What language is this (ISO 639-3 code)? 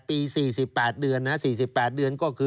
tha